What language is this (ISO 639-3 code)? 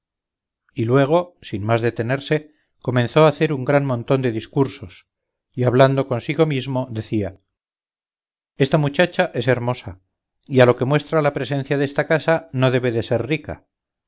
spa